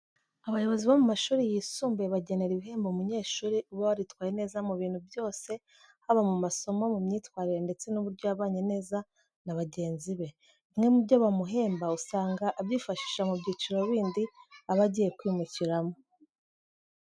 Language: Kinyarwanda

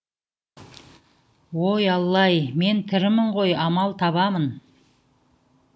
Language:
Kazakh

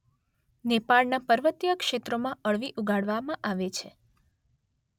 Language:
Gujarati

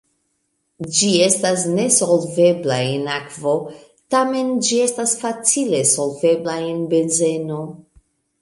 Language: Esperanto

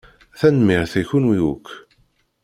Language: Kabyle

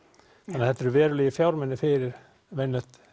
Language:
Icelandic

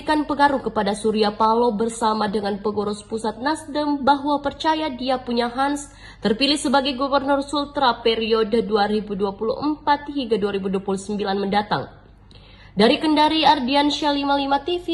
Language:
Indonesian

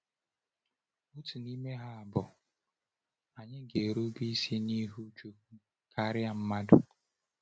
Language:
Igbo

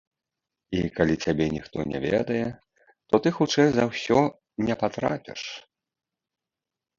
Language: Belarusian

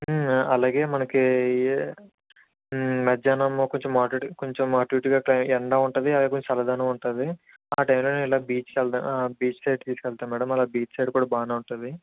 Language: Telugu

